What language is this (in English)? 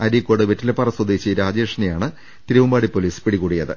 Malayalam